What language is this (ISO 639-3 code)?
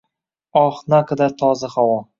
uzb